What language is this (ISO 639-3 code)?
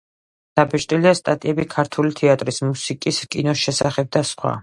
kat